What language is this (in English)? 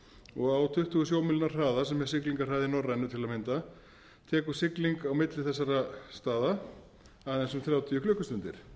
Icelandic